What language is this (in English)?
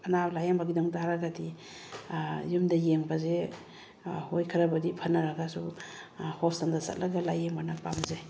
Manipuri